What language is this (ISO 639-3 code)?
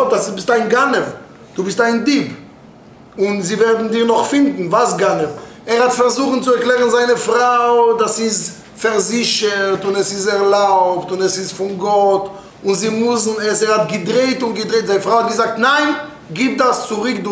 deu